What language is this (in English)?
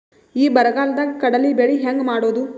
Kannada